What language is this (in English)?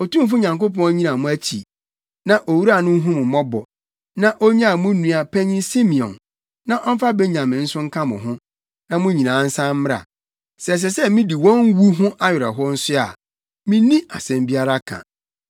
Akan